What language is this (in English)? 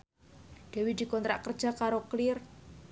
Javanese